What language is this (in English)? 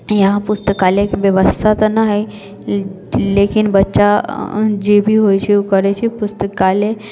Maithili